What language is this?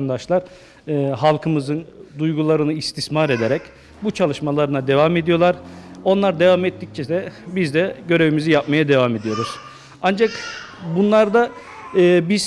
Turkish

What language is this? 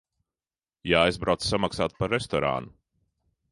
Latvian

